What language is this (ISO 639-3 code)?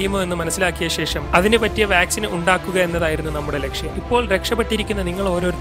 tur